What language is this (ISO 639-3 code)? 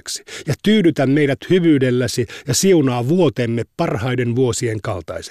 fin